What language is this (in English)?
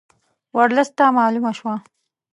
Pashto